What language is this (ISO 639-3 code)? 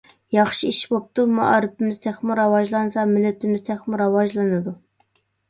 uig